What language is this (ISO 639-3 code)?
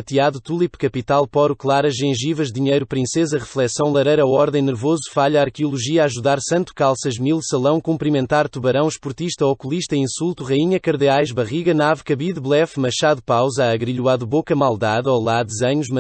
por